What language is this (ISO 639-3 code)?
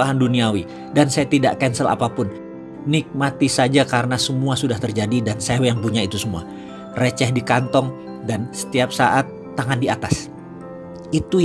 ind